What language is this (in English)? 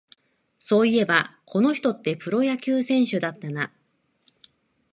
Japanese